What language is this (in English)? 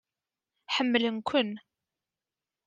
Kabyle